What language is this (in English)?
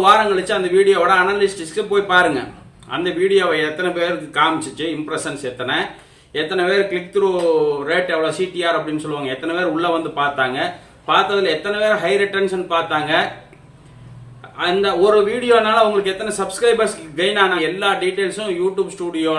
Indonesian